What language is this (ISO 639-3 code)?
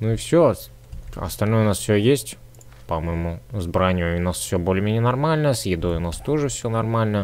rus